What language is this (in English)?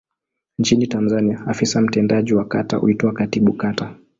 Swahili